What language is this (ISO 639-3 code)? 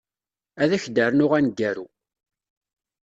kab